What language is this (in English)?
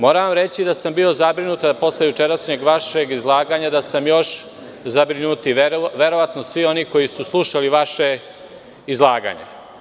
Serbian